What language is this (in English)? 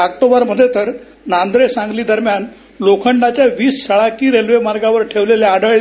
Marathi